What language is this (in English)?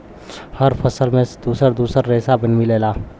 Bhojpuri